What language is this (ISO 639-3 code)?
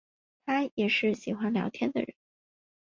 zho